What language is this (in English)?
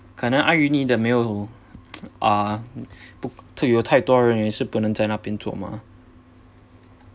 English